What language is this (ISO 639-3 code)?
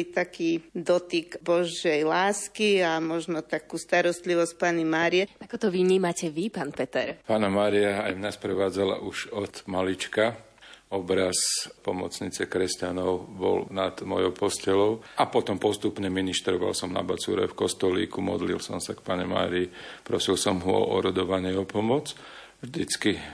slk